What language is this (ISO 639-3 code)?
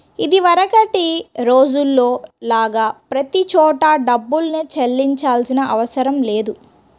tel